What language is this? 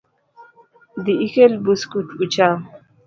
Luo (Kenya and Tanzania)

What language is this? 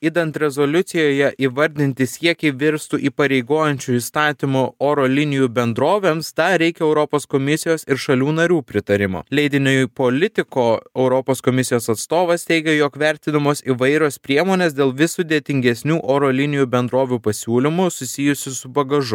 Lithuanian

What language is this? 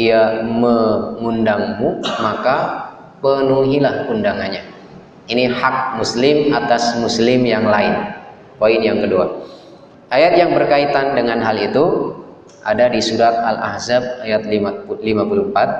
Indonesian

